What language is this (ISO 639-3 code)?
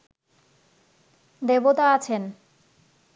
ben